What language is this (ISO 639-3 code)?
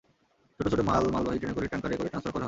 ben